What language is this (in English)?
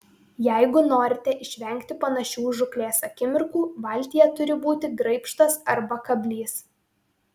Lithuanian